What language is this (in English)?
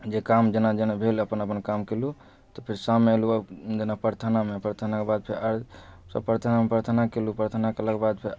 Maithili